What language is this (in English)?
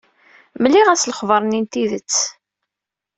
Kabyle